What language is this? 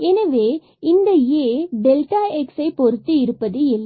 Tamil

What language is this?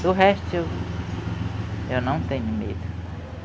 Portuguese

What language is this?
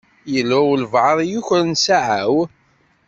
Kabyle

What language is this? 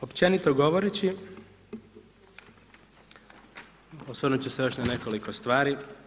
Croatian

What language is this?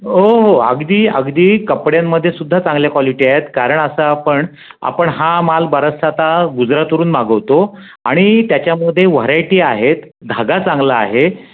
Marathi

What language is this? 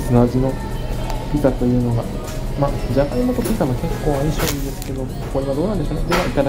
Japanese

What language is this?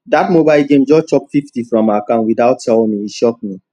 Nigerian Pidgin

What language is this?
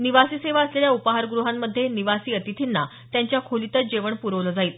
Marathi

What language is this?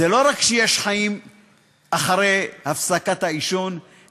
Hebrew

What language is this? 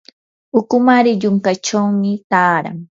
Yanahuanca Pasco Quechua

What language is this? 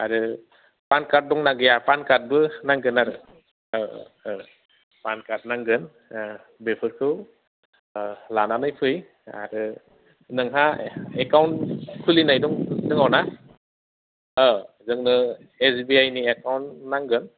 Bodo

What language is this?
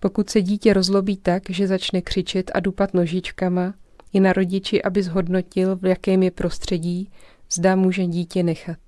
Czech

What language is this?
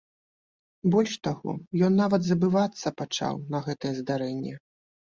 Belarusian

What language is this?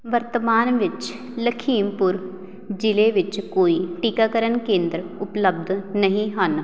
Punjabi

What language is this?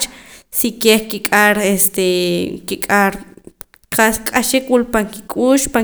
Poqomam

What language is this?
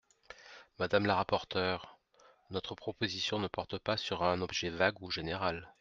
French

